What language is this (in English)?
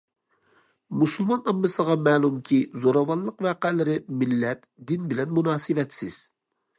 Uyghur